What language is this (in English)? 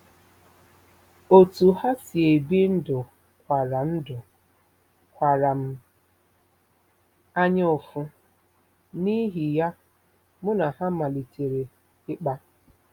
Igbo